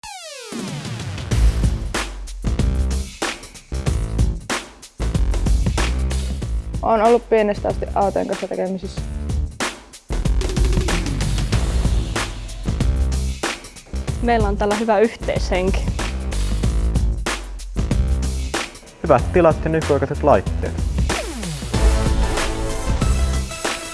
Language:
Finnish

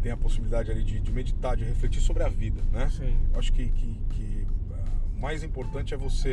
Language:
Portuguese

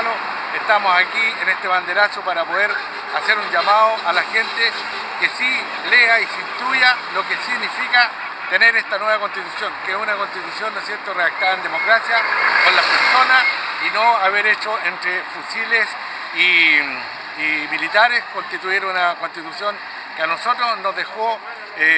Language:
Spanish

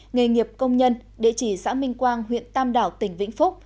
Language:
Vietnamese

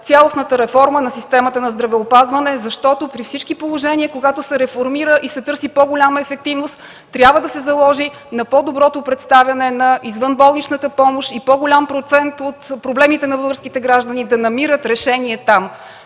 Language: Bulgarian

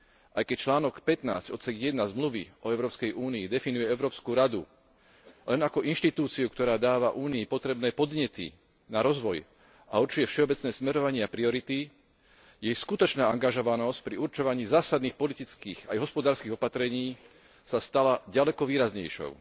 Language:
Slovak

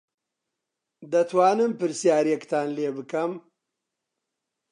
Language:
Central Kurdish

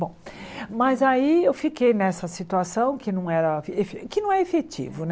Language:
Portuguese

